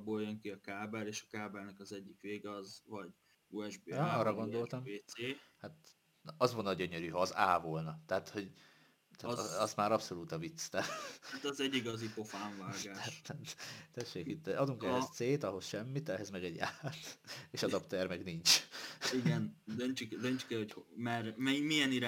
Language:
Hungarian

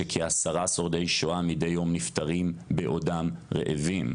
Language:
Hebrew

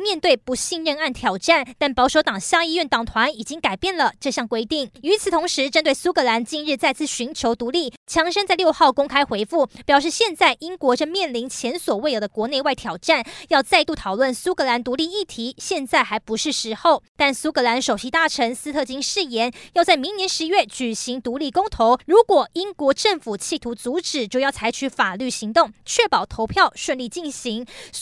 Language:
Chinese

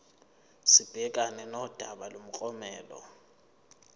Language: Zulu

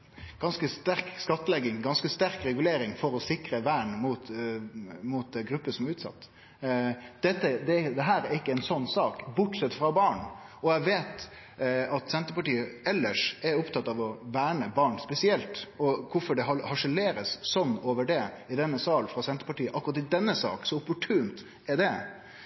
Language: Norwegian Nynorsk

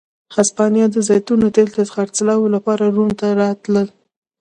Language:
Pashto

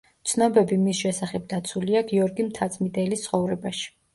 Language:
Georgian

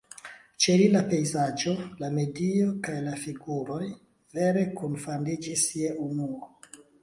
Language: Esperanto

